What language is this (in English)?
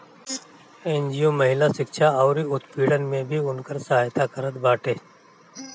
Bhojpuri